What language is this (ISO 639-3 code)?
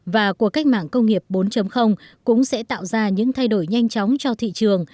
vie